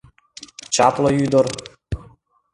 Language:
Mari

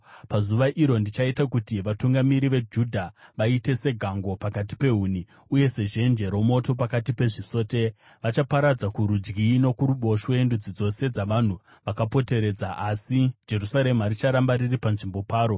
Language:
Shona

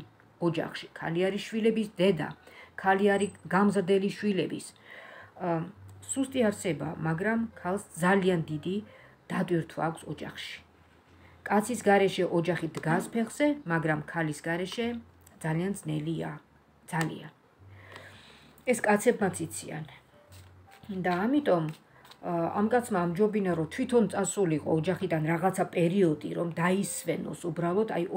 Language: Romanian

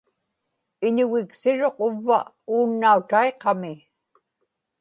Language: Inupiaq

